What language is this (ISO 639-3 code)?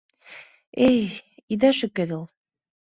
chm